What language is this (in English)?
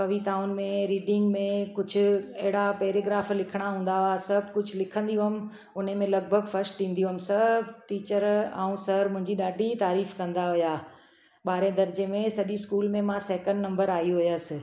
Sindhi